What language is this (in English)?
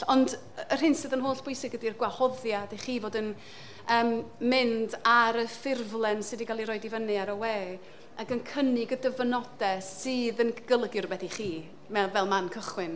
Welsh